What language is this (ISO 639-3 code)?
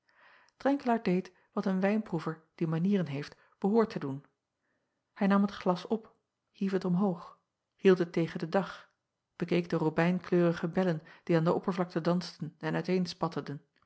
nld